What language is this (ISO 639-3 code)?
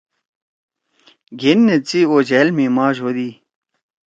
trw